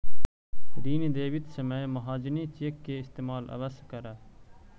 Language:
Magahi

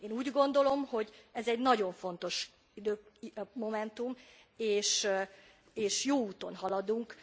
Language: Hungarian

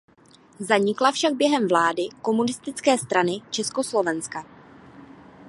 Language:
Czech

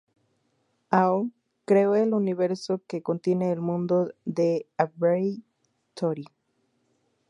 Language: Spanish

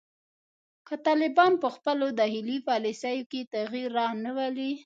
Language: Pashto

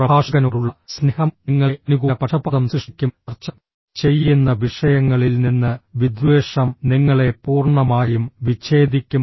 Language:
Malayalam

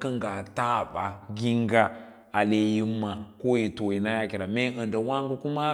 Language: Lala-Roba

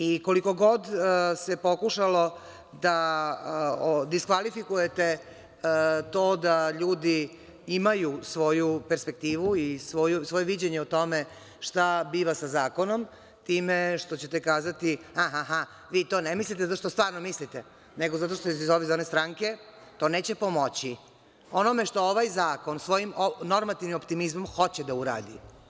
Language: Serbian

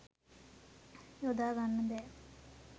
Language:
Sinhala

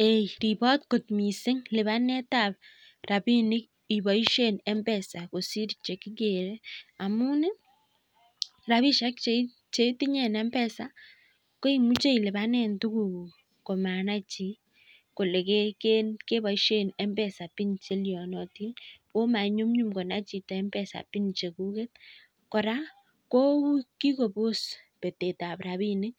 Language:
Kalenjin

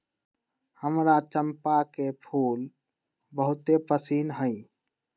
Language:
Magahi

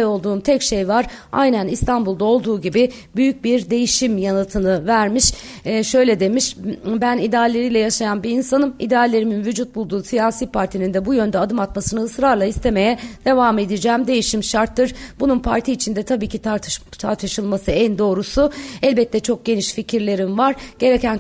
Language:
Turkish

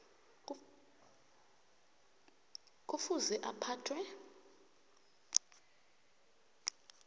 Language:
South Ndebele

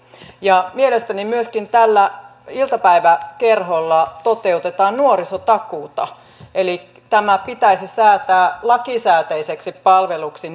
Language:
Finnish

